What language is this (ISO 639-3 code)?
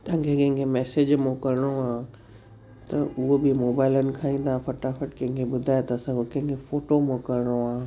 snd